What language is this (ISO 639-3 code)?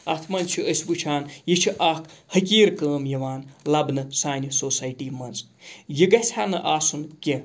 kas